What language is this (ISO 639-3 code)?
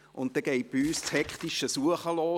gsw